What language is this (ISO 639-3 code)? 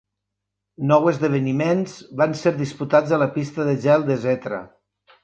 cat